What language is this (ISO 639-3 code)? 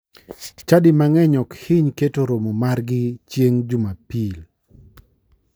luo